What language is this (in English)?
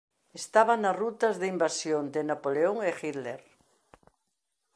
Galician